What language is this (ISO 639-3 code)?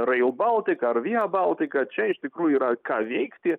lit